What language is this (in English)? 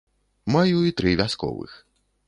Belarusian